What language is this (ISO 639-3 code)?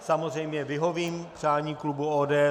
ces